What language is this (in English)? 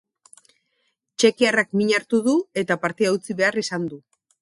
Basque